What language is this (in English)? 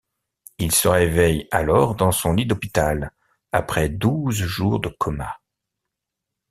French